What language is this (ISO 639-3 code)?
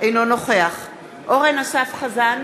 heb